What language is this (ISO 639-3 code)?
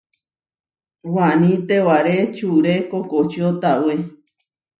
var